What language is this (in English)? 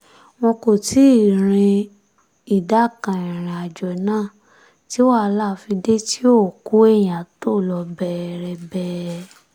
Yoruba